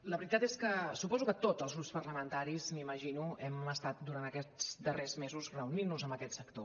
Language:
Catalan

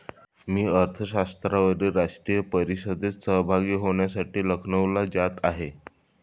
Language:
Marathi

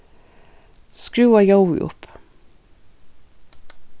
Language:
Faroese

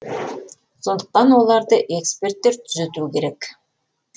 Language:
Kazakh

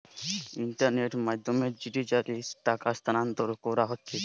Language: Bangla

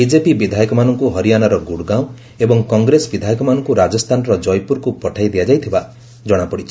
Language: Odia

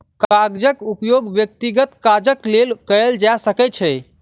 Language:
Maithili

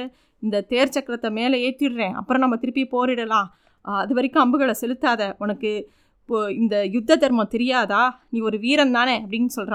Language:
Tamil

